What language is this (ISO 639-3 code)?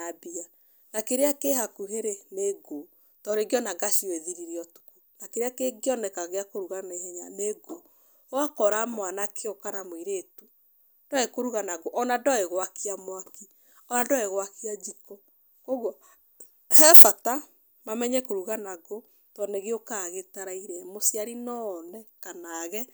kik